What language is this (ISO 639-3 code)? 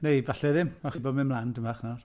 cym